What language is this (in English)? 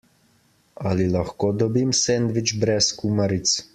Slovenian